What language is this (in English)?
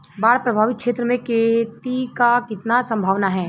Bhojpuri